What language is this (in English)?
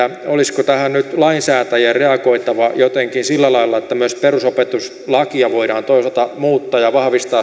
Finnish